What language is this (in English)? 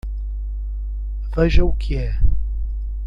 Portuguese